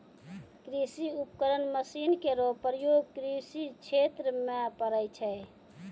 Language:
Maithili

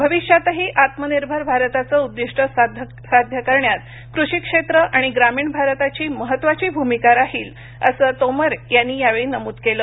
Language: Marathi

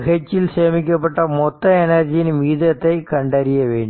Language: Tamil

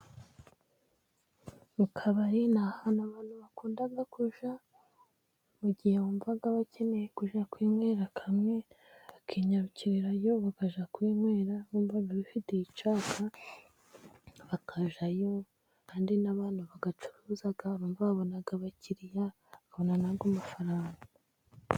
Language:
Kinyarwanda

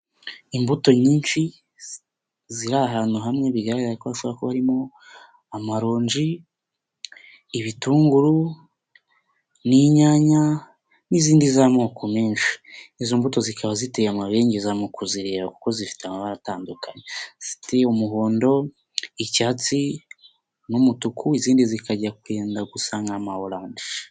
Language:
Kinyarwanda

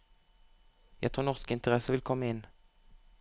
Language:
Norwegian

